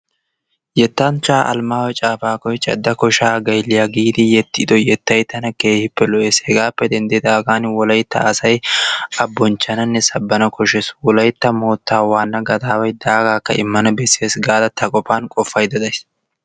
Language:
Wolaytta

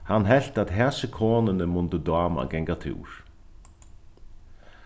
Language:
Faroese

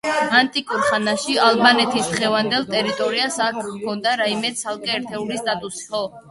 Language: Georgian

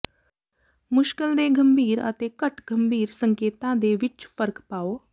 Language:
Punjabi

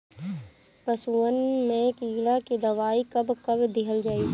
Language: Bhojpuri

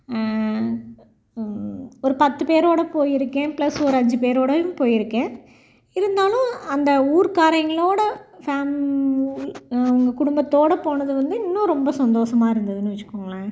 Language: Tamil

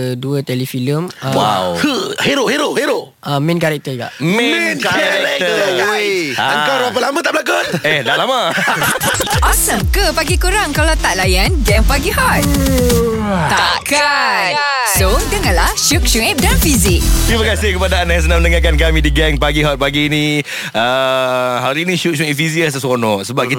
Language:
Malay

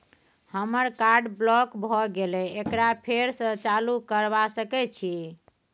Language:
Maithili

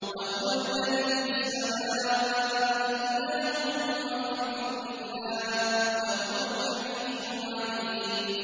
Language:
Arabic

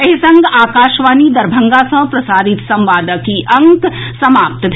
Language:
Maithili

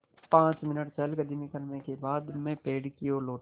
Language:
Hindi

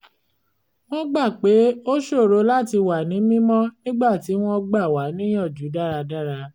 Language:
Yoruba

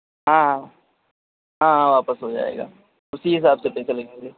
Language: Urdu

